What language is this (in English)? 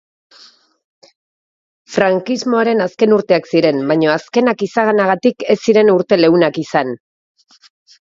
Basque